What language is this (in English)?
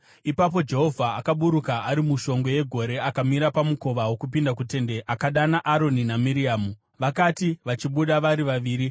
Shona